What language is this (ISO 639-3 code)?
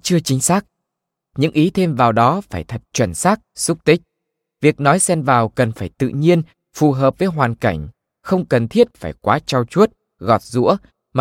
vie